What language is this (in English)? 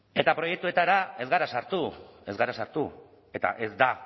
Basque